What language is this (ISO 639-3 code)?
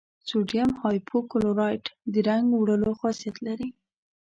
pus